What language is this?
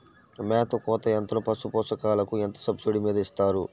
Telugu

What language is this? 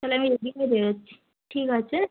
Bangla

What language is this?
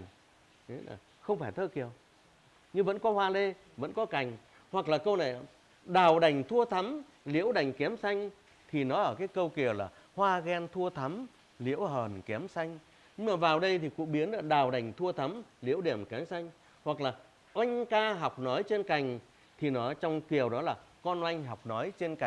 Vietnamese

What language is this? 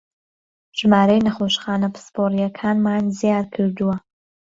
Central Kurdish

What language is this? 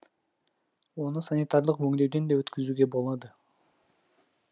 Kazakh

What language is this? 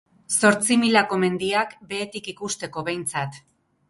Basque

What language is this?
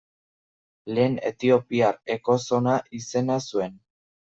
Basque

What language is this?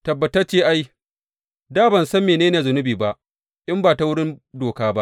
Hausa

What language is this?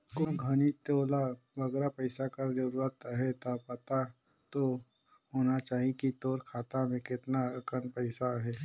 Chhattisgarhi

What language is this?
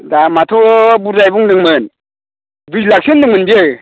Bodo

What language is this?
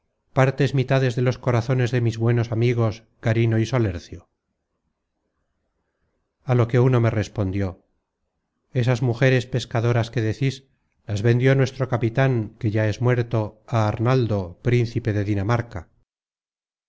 Spanish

